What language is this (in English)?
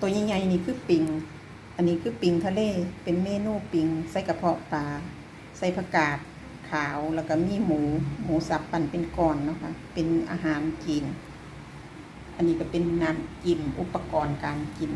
Thai